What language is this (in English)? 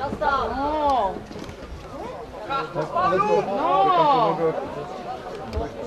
Polish